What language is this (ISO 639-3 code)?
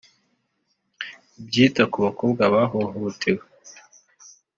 kin